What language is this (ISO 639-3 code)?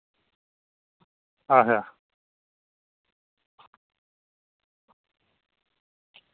doi